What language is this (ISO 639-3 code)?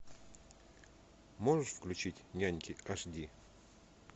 rus